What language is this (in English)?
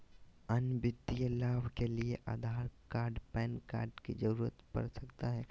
Magahi